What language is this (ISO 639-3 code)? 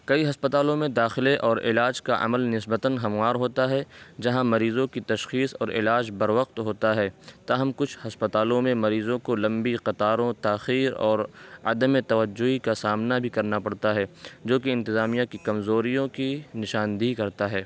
urd